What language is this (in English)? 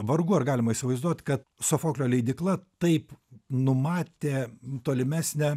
Lithuanian